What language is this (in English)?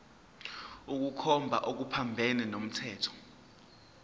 Zulu